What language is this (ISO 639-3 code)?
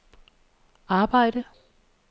dan